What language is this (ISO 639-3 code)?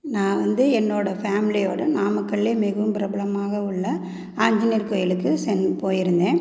tam